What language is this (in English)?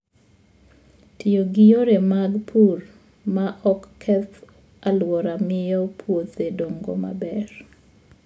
Luo (Kenya and Tanzania)